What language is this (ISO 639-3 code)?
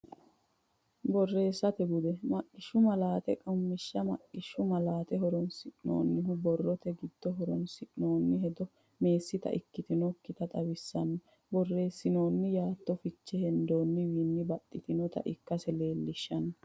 sid